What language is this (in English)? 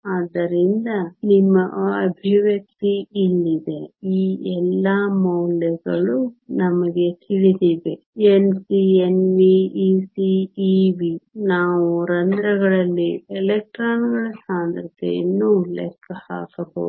Kannada